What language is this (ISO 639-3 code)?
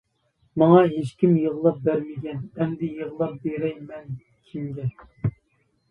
uig